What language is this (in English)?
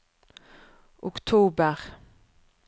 Norwegian